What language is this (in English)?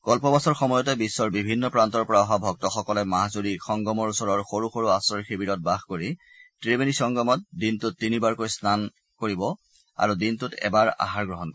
Assamese